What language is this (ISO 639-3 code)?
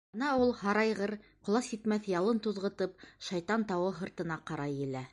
bak